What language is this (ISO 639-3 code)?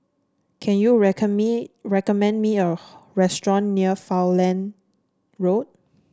eng